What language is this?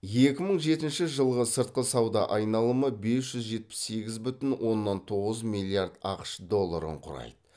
Kazakh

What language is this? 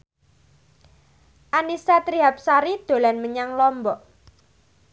Javanese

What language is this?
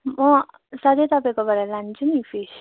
Nepali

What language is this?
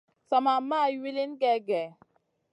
Masana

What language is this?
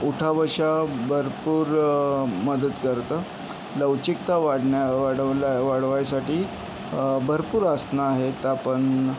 Marathi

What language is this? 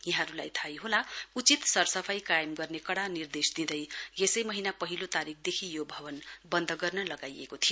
Nepali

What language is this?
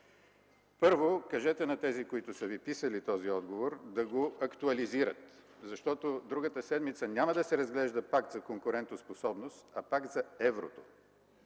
Bulgarian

